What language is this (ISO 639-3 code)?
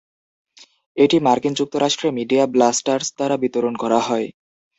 ben